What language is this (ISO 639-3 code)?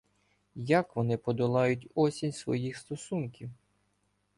ukr